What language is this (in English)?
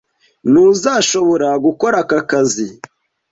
Kinyarwanda